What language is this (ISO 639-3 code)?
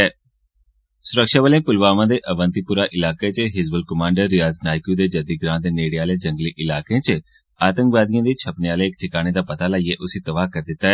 doi